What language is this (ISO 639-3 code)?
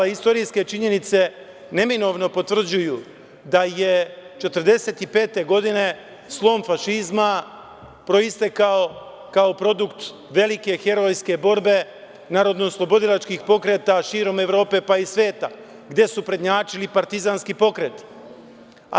srp